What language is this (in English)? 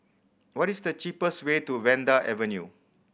English